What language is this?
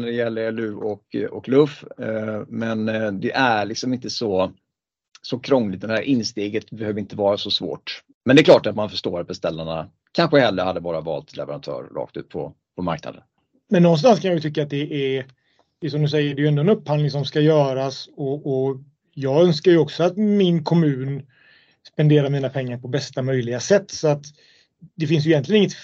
Swedish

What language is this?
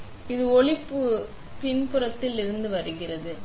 Tamil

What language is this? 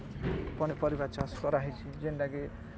Odia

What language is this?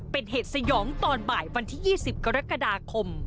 Thai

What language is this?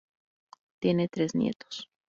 Spanish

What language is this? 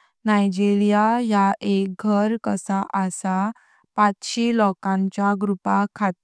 Konkani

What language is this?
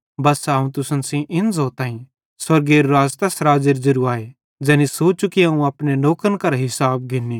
Bhadrawahi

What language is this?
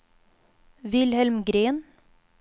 Swedish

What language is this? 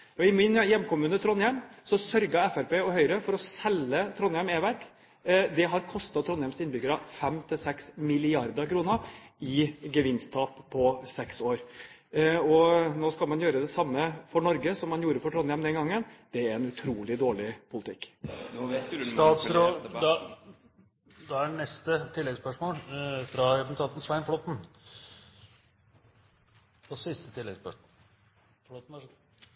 Norwegian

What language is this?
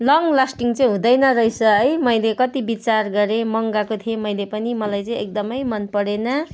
Nepali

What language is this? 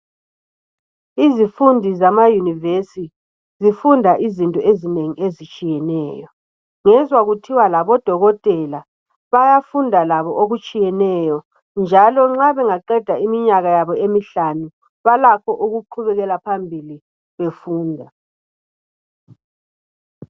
North Ndebele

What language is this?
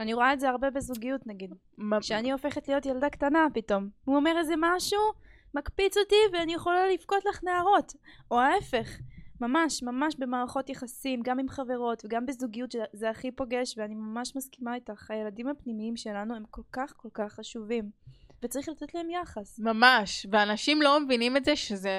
Hebrew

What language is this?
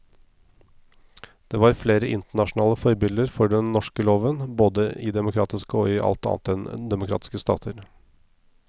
Norwegian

